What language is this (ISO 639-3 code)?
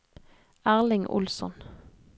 nor